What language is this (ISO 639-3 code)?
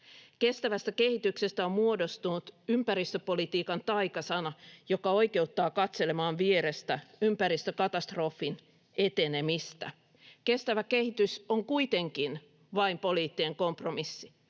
fin